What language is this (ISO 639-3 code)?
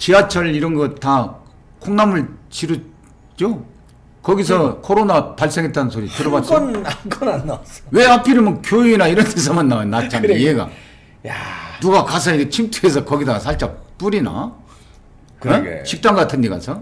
kor